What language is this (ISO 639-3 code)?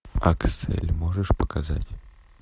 rus